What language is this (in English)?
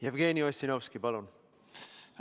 Estonian